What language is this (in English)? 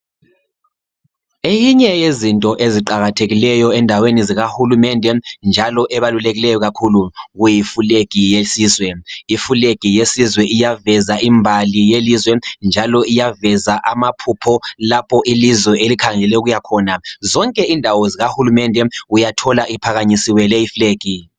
North Ndebele